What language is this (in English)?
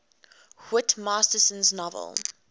English